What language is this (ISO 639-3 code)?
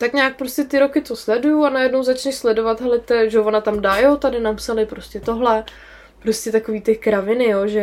ces